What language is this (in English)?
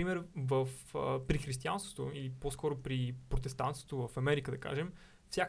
Bulgarian